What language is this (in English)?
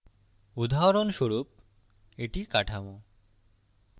Bangla